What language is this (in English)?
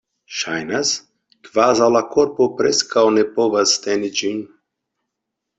Esperanto